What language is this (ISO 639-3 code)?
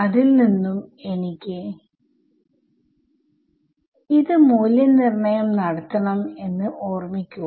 mal